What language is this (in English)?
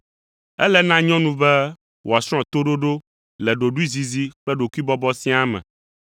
Ewe